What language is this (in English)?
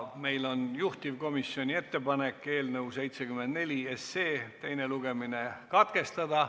Estonian